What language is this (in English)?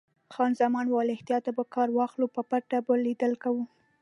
Pashto